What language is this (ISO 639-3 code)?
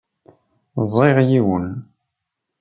kab